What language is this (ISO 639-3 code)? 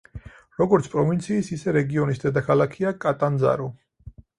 kat